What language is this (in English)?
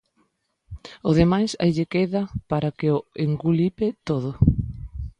Galician